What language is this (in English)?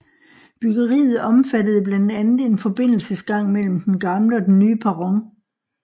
Danish